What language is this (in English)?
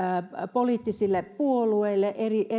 Finnish